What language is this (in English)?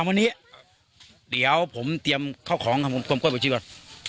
Thai